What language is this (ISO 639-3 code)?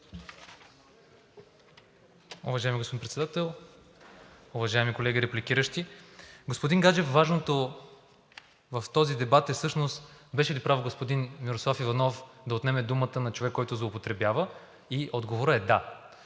bul